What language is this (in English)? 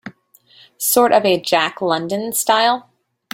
English